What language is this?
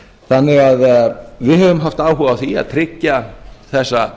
Icelandic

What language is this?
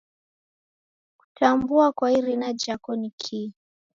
Taita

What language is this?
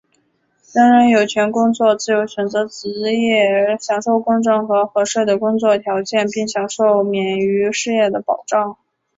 Chinese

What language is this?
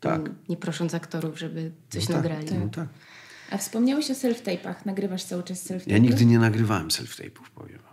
Polish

